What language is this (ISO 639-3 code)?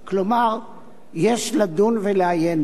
heb